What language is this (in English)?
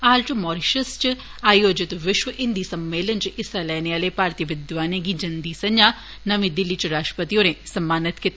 Dogri